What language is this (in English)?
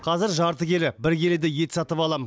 Kazakh